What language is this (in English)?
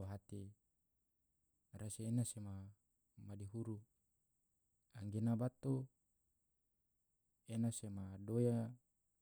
Tidore